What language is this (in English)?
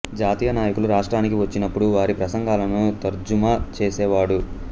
Telugu